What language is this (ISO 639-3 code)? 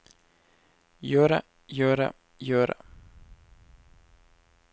nor